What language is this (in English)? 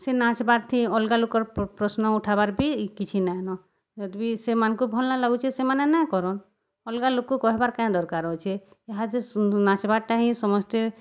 Odia